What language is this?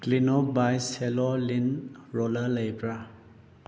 Manipuri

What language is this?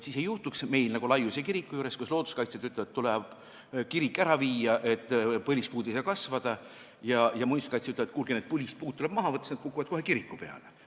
Estonian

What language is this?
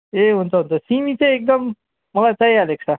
Nepali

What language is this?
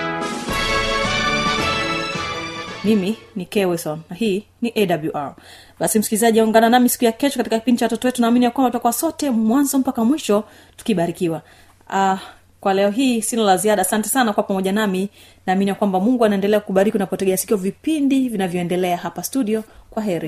Swahili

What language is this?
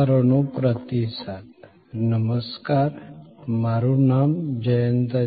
Gujarati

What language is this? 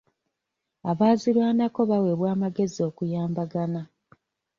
Ganda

